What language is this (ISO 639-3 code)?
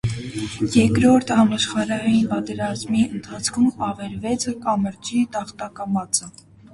hye